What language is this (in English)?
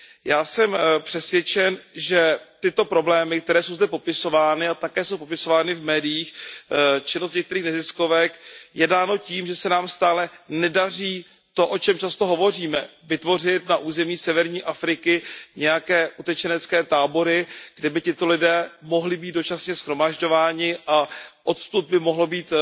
Czech